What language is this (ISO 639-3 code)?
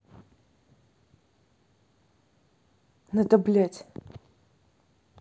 rus